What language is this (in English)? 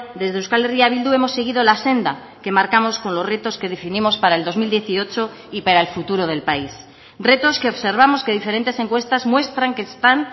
Spanish